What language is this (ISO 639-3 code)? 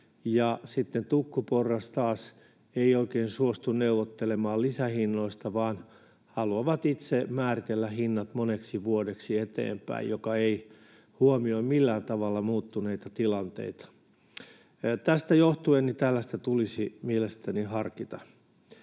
fin